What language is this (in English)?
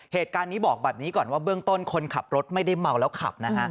Thai